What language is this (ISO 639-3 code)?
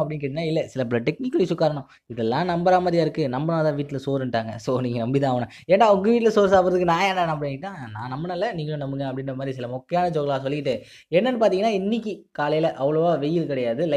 tam